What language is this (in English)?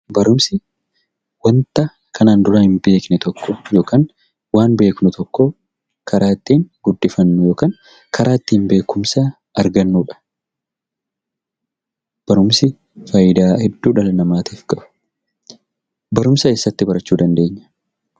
Oromo